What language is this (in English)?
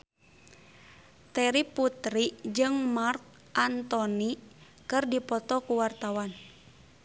Sundanese